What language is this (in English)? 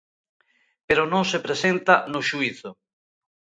Galician